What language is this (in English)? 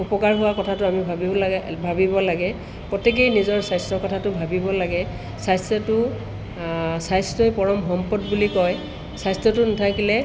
Assamese